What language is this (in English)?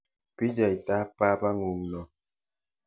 Kalenjin